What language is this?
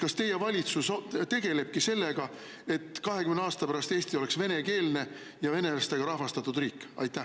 Estonian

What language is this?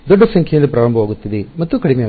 Kannada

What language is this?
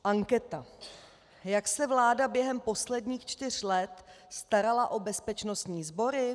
Czech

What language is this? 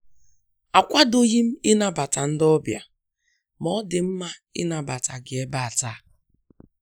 Igbo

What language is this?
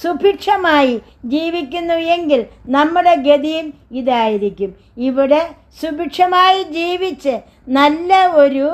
Turkish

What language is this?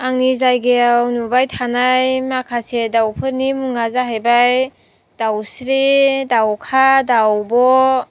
Bodo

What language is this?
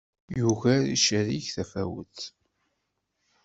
Kabyle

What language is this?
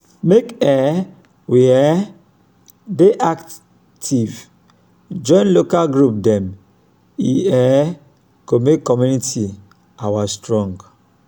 Nigerian Pidgin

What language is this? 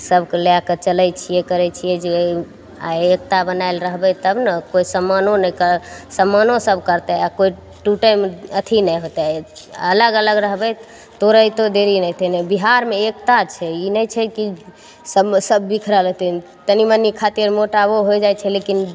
Maithili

